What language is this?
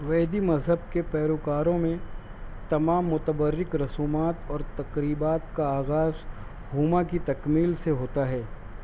Urdu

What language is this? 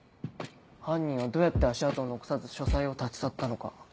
Japanese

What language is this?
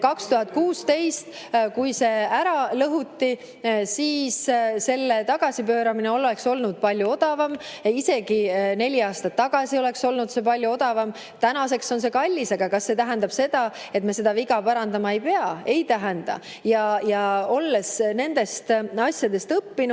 Estonian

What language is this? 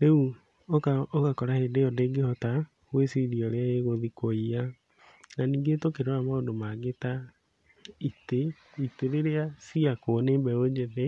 Kikuyu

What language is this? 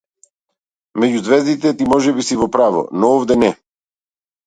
Macedonian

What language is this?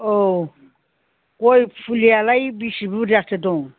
Bodo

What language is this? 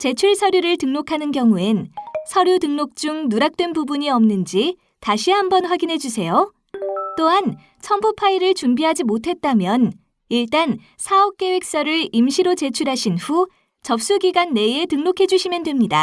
Korean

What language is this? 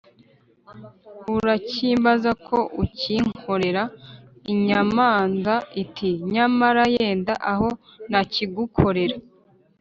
Kinyarwanda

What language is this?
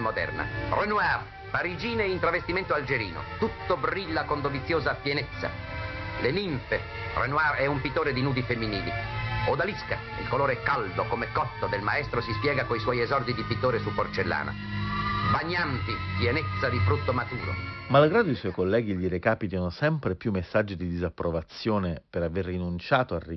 Italian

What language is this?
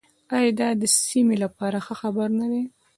Pashto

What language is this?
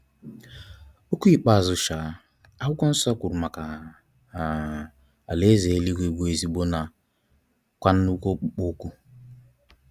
Igbo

